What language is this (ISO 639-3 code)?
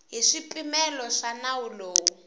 tso